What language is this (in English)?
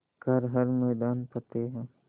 Hindi